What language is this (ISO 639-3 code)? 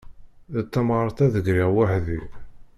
kab